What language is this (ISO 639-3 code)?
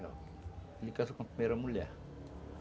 por